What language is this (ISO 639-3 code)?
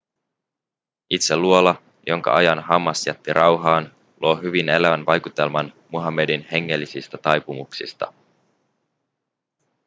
fin